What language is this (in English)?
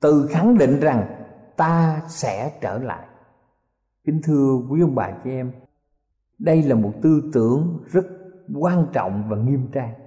Vietnamese